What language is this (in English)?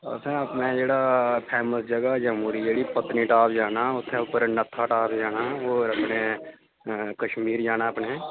Dogri